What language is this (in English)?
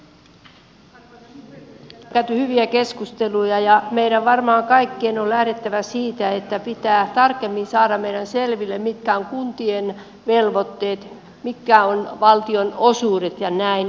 Finnish